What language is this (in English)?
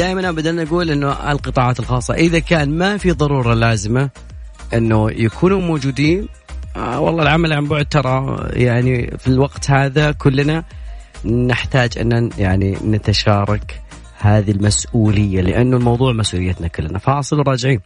Arabic